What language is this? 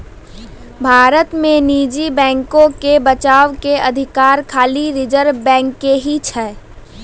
Maithili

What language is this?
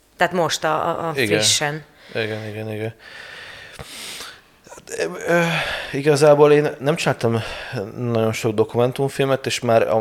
Hungarian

